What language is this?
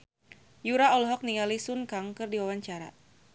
Sundanese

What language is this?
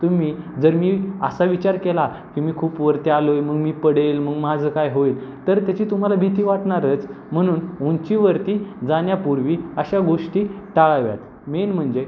Marathi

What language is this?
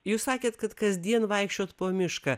Lithuanian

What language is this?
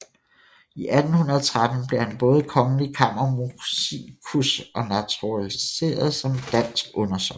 Danish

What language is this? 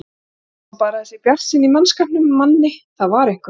Icelandic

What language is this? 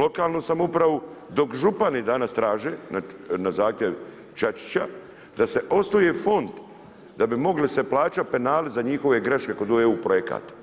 Croatian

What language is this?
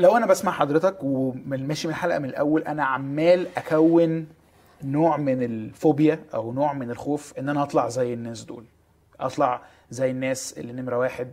Arabic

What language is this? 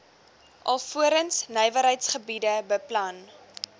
Afrikaans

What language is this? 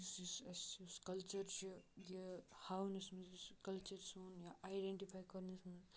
Kashmiri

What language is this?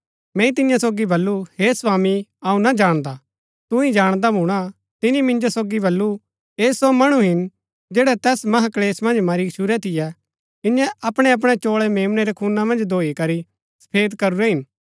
Gaddi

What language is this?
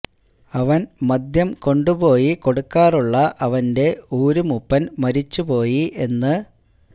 Malayalam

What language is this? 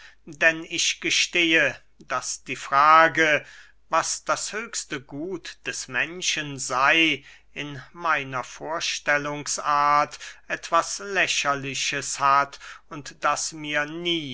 German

